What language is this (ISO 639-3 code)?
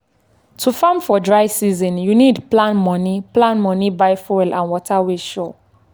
pcm